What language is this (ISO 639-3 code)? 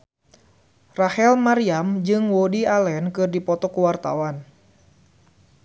sun